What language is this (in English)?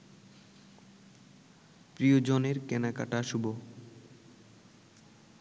Bangla